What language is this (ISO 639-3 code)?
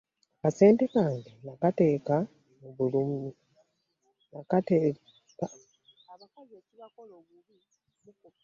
lug